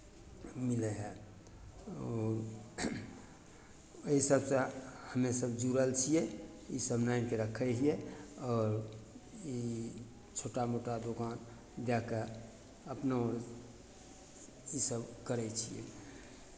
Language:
Maithili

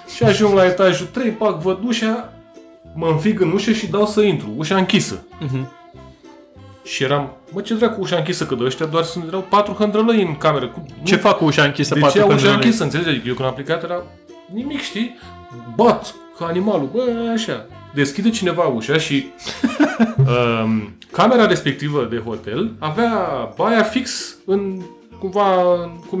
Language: Romanian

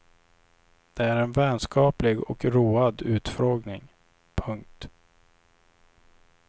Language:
Swedish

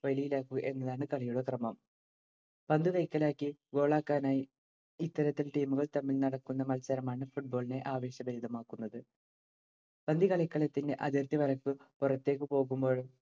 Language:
Malayalam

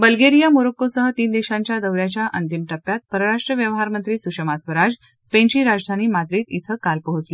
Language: Marathi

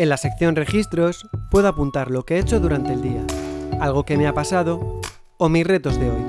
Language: Spanish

